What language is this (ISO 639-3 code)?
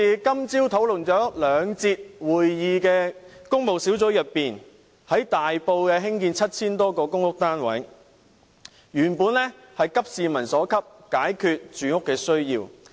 yue